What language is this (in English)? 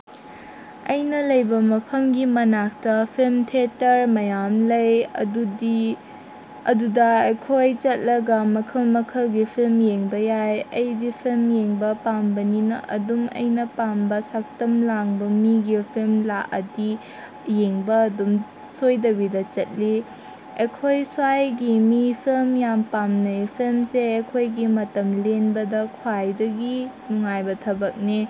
Manipuri